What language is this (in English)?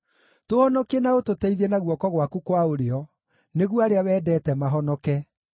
Kikuyu